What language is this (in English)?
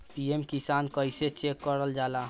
Bhojpuri